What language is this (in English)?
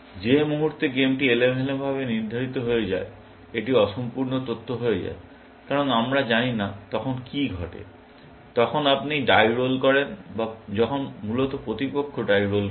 Bangla